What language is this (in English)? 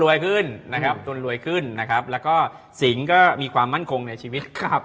Thai